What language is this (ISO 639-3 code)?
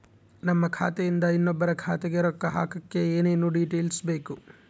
kan